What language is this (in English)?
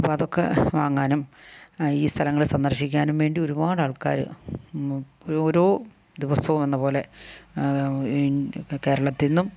Malayalam